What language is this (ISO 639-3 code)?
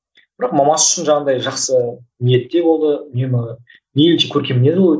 kaz